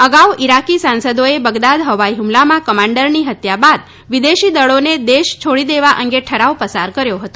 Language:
Gujarati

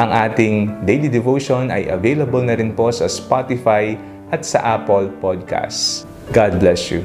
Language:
Filipino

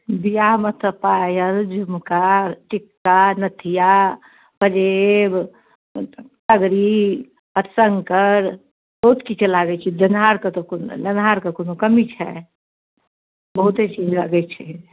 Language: Maithili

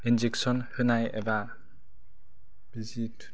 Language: Bodo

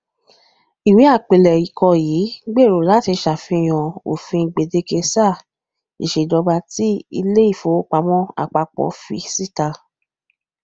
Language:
Yoruba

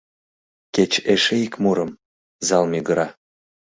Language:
Mari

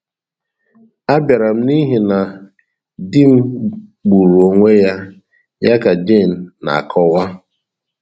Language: Igbo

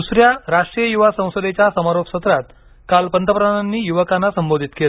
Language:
Marathi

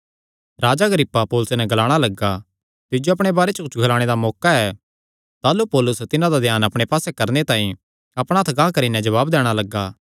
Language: Kangri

